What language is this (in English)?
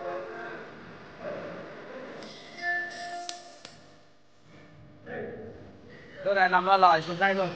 Vietnamese